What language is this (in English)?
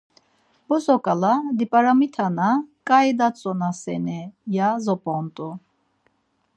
Laz